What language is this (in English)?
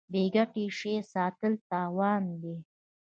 Pashto